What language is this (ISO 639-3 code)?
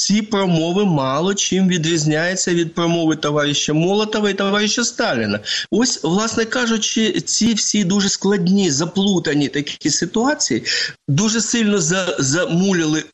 ukr